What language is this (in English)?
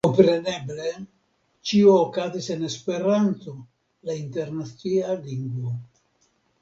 Esperanto